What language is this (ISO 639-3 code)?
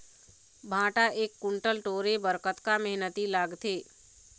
hne